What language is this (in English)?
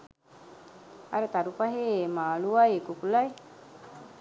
Sinhala